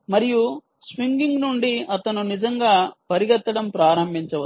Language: Telugu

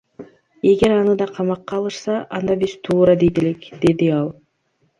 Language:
Kyrgyz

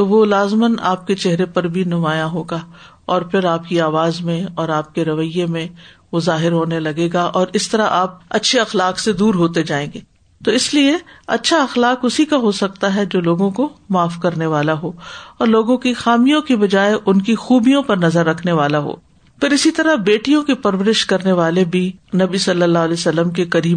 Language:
Urdu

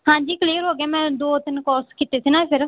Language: Punjabi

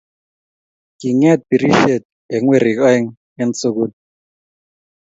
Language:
Kalenjin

